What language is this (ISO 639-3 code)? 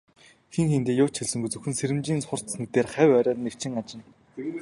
mon